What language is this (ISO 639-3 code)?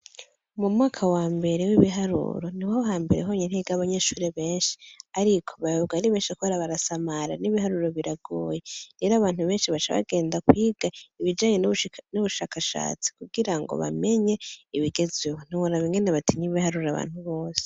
run